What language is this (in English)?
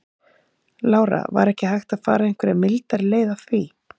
Icelandic